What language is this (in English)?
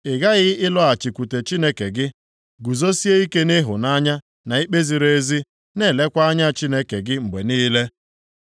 Igbo